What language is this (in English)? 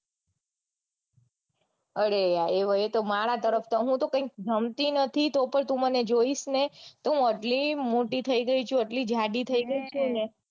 Gujarati